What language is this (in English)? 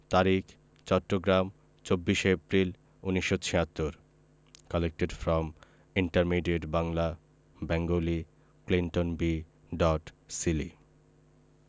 Bangla